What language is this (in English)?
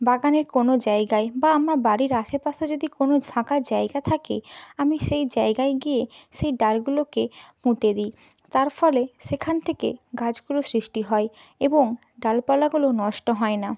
Bangla